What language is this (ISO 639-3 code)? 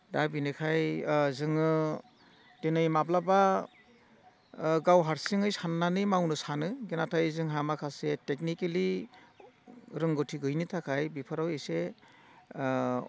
brx